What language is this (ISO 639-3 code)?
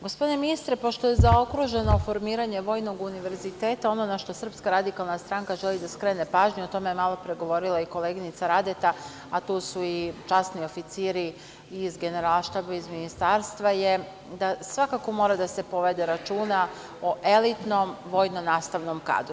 srp